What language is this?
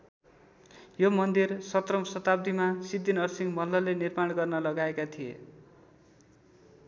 Nepali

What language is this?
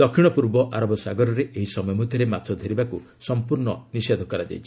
Odia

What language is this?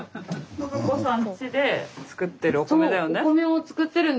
Japanese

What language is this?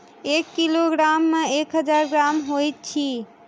Maithili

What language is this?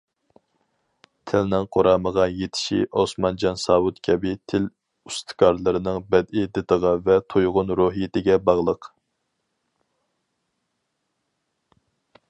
Uyghur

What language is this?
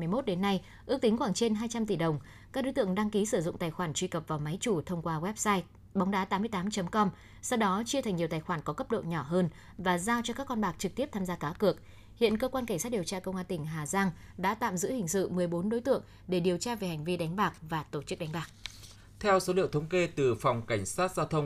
Vietnamese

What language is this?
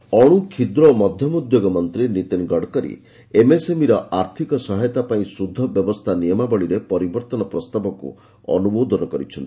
Odia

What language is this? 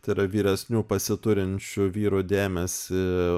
Lithuanian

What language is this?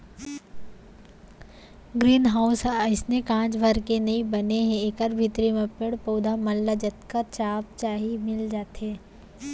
Chhattisgarhi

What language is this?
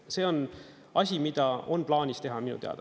Estonian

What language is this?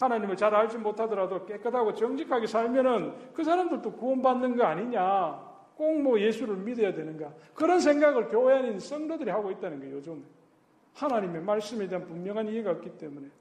Korean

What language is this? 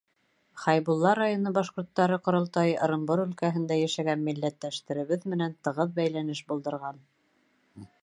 Bashkir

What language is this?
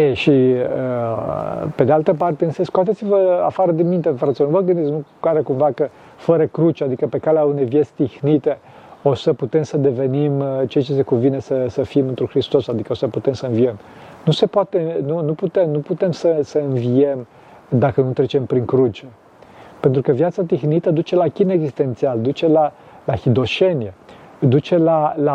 Romanian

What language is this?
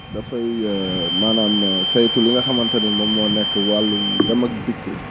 Wolof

